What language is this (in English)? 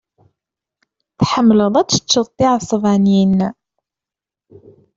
Kabyle